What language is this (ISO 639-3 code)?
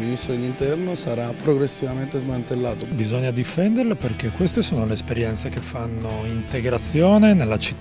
ita